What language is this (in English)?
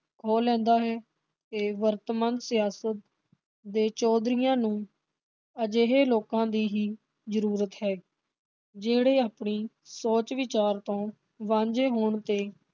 Punjabi